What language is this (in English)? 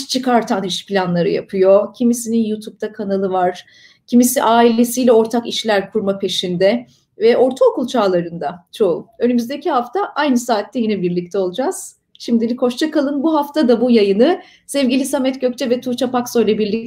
Turkish